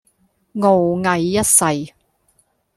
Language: Cantonese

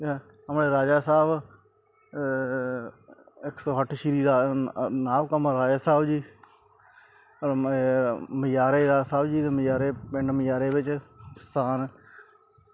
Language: Punjabi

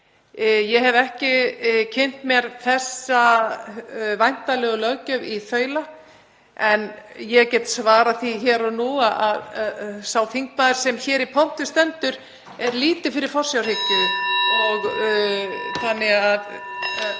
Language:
Icelandic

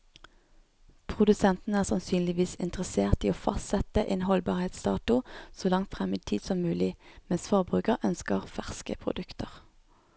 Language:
Norwegian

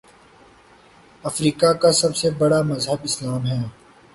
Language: Urdu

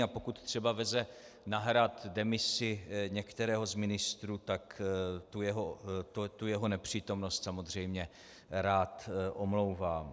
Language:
Czech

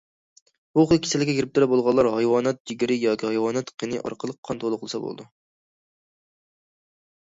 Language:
Uyghur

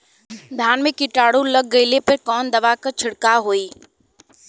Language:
Bhojpuri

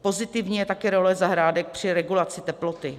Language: Czech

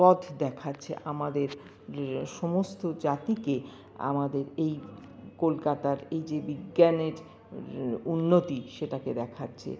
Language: Bangla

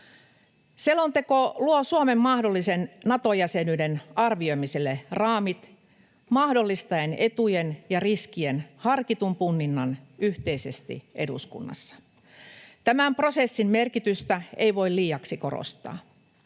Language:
Finnish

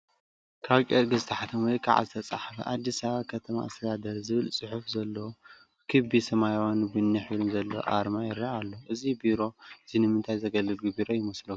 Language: Tigrinya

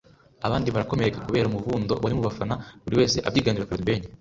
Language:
Kinyarwanda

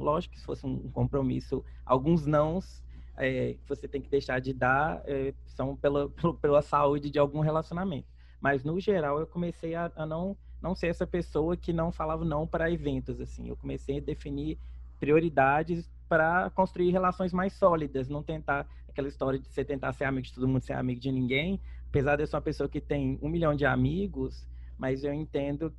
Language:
Portuguese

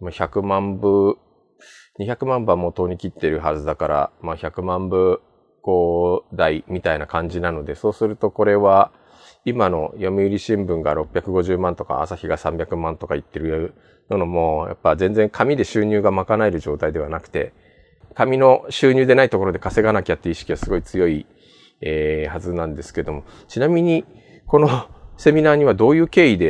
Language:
Japanese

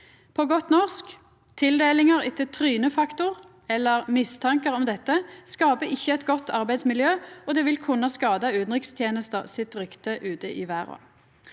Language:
Norwegian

